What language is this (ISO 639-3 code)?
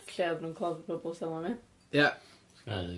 cym